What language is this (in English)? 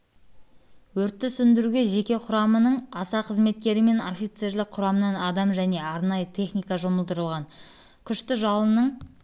Kazakh